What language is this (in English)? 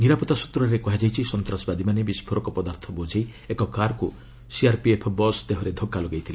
Odia